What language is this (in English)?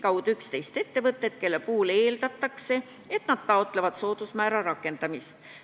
Estonian